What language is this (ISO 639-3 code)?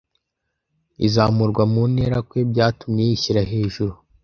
kin